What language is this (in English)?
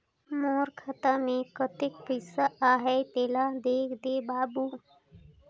Chhattisgarhi